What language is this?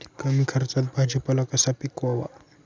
Marathi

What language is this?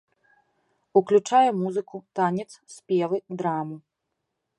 Belarusian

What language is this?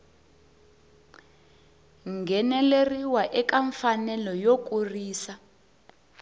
Tsonga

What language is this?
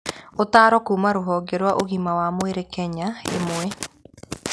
Kikuyu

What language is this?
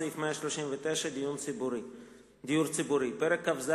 Hebrew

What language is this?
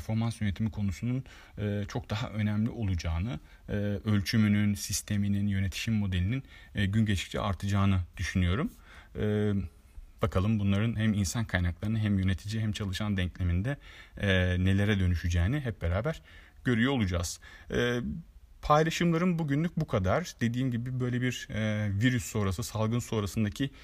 Turkish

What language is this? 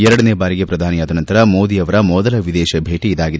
Kannada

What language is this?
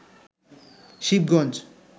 Bangla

